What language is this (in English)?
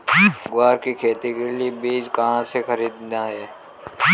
Hindi